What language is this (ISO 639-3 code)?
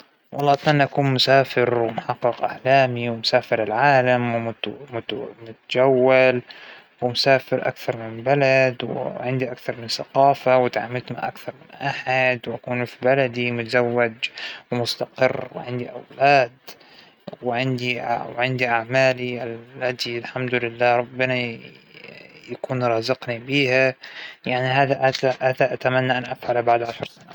acw